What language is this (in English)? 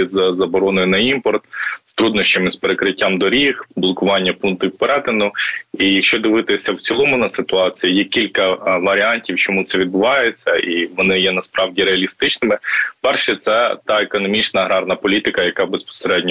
Ukrainian